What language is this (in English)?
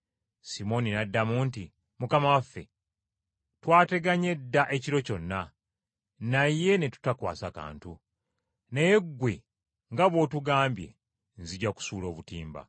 Ganda